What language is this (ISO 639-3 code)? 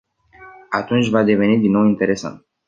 ron